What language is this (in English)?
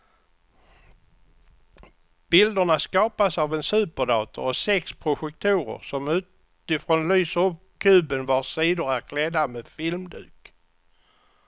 Swedish